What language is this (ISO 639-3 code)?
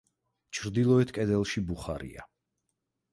kat